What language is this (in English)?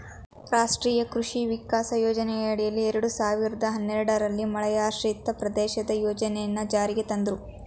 Kannada